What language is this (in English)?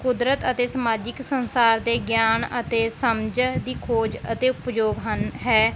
Punjabi